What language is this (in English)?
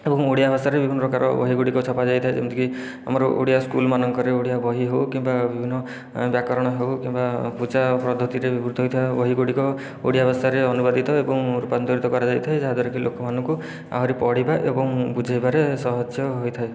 Odia